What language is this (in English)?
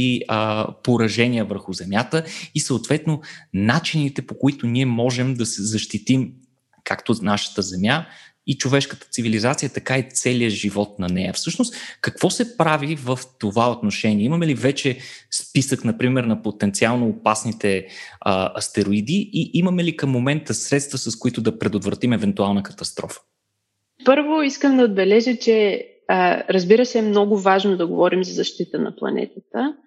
Bulgarian